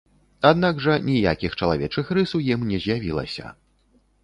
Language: Belarusian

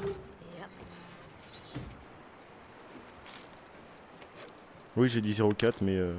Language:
French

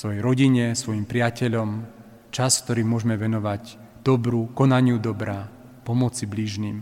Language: Slovak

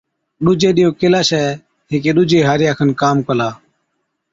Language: Od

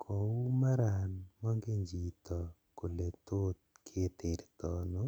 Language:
Kalenjin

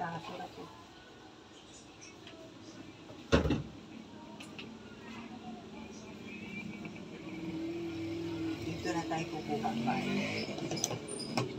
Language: Filipino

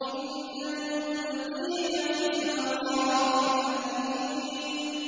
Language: Arabic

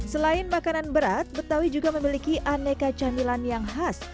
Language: Indonesian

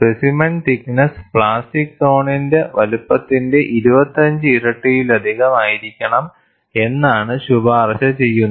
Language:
Malayalam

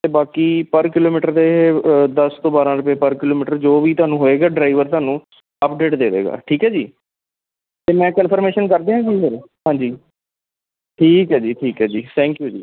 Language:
Punjabi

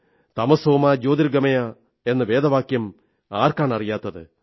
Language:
Malayalam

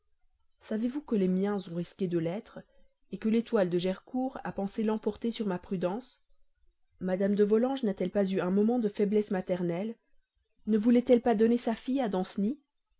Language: French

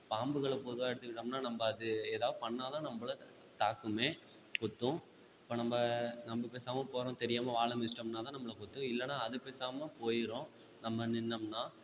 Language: Tamil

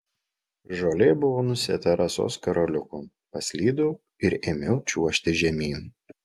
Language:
Lithuanian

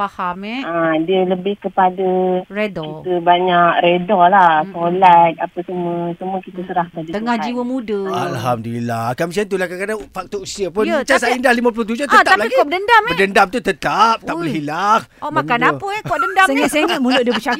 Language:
Malay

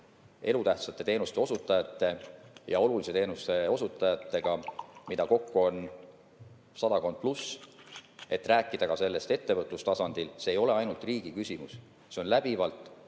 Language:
Estonian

